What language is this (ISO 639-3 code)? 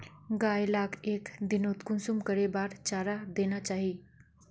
mag